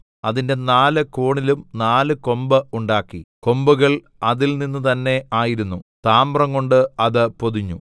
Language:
Malayalam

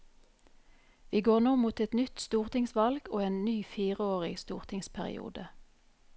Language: Norwegian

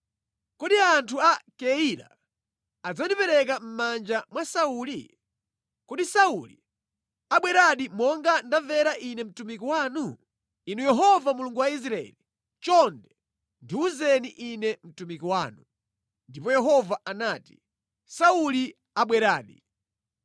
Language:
Nyanja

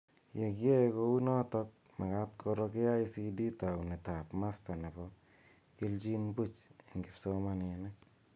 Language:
Kalenjin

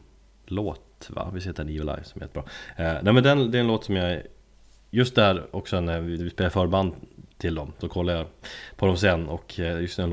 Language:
Swedish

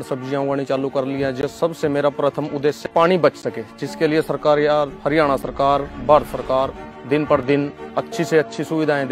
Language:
Hindi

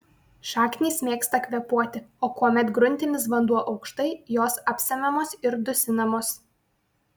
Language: Lithuanian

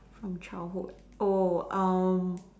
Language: English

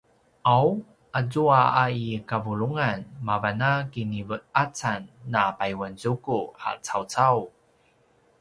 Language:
Paiwan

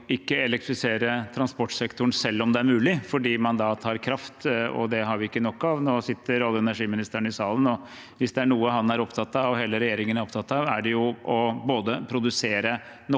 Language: Norwegian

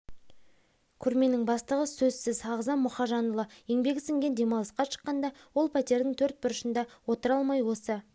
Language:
Kazakh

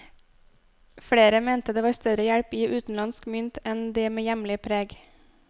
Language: Norwegian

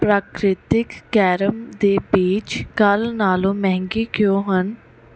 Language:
Punjabi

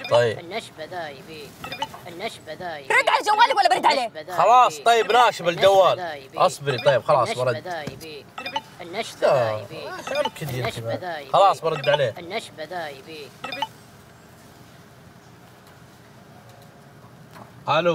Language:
Arabic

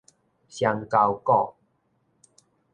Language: Min Nan Chinese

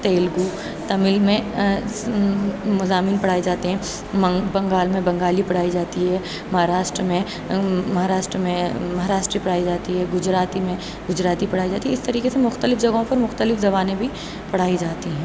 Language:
Urdu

